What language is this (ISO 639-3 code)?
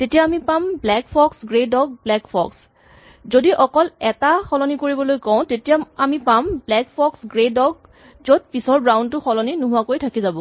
asm